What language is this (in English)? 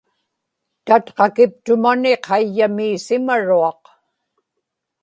Inupiaq